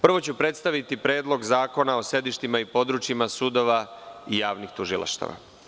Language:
Serbian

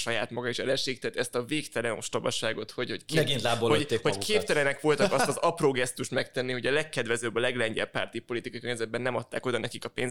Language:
Hungarian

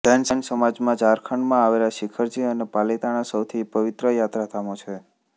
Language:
Gujarati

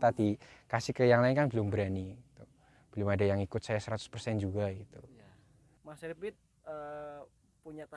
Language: Indonesian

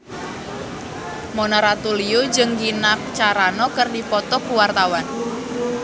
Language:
Sundanese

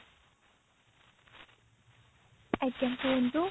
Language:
Odia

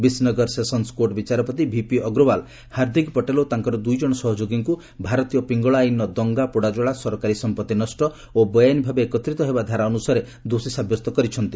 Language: Odia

